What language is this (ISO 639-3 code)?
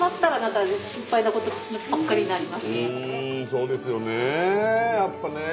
jpn